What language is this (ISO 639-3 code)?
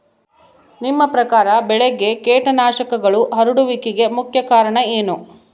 kan